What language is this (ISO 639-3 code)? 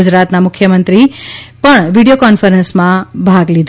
guj